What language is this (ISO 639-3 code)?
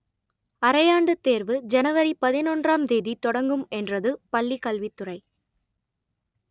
tam